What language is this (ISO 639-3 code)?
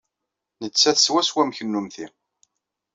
kab